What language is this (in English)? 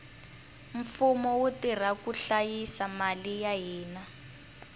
Tsonga